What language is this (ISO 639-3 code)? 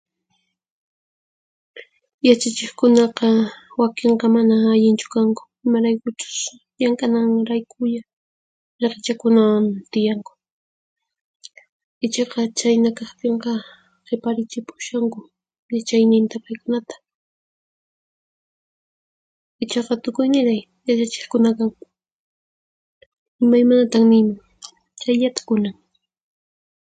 qxp